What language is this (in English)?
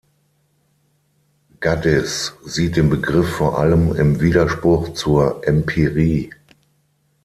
German